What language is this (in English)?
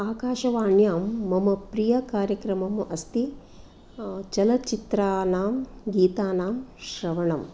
Sanskrit